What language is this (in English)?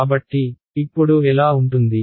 Telugu